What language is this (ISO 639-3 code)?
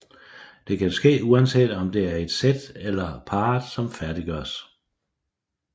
dan